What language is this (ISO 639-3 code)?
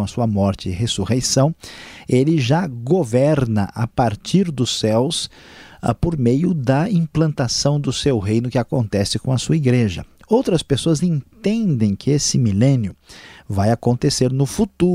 por